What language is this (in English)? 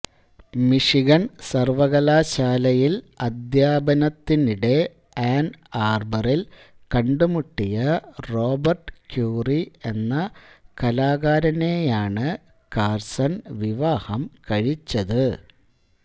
Malayalam